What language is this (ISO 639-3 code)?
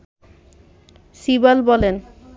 ben